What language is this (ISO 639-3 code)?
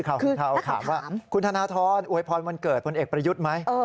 tha